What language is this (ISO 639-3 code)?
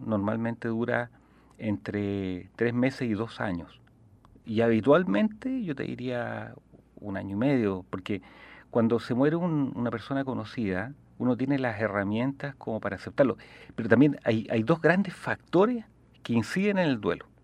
spa